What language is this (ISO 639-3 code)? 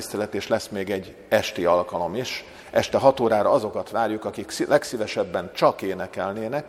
hun